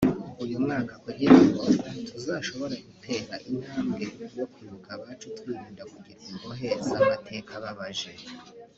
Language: Kinyarwanda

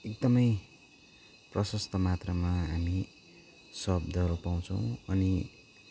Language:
Nepali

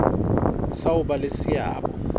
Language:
Southern Sotho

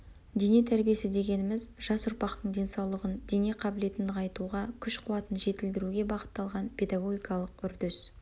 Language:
Kazakh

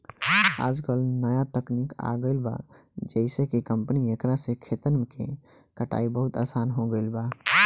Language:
Bhojpuri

